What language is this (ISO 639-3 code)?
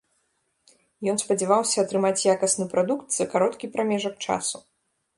bel